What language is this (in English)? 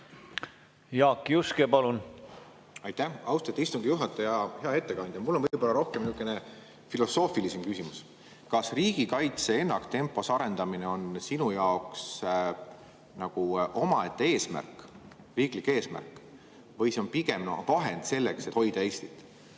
Estonian